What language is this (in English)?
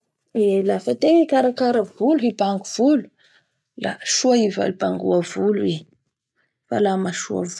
Bara Malagasy